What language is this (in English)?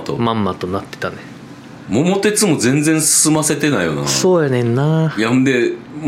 Japanese